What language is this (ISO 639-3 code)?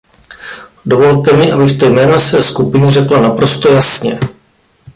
ces